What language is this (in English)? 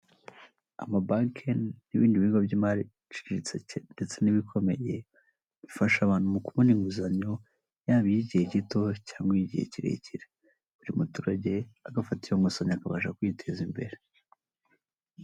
Kinyarwanda